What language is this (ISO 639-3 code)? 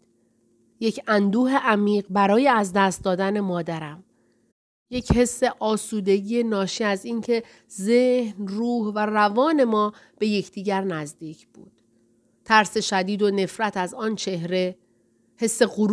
fas